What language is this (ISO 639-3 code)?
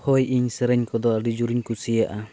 sat